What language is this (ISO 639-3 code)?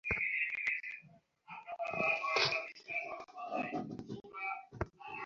ben